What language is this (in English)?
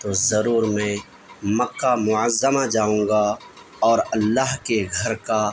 Urdu